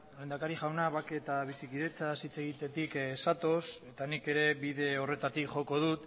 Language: Basque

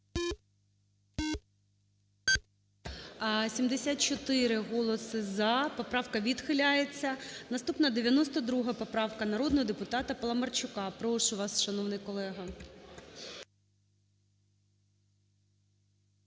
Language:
Ukrainian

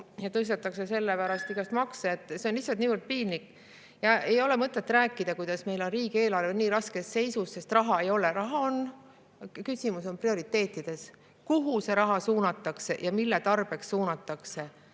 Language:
Estonian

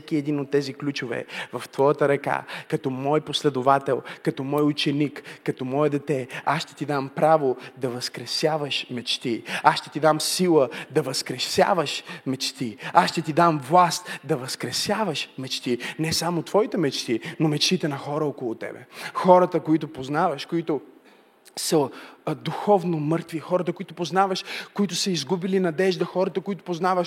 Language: Bulgarian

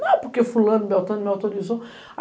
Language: Portuguese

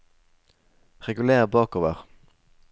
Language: Norwegian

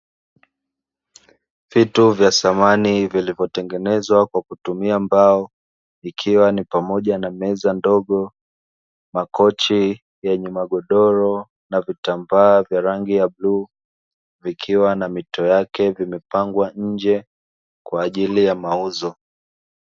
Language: Swahili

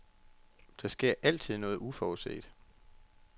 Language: Danish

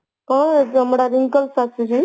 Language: Odia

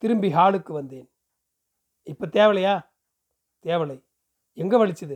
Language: Tamil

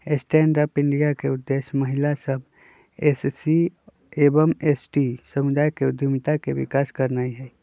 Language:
Magahi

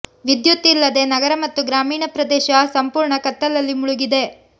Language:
Kannada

